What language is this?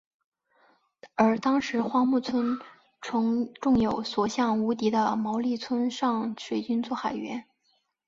Chinese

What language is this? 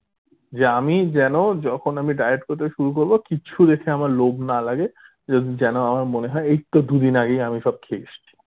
Bangla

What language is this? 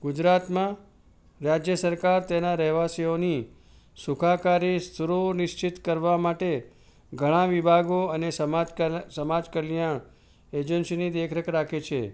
Gujarati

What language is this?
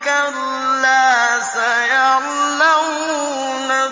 Arabic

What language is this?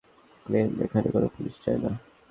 Bangla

